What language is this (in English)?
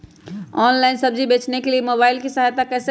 Magahi